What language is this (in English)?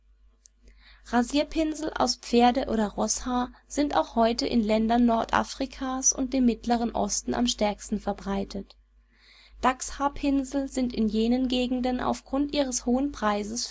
German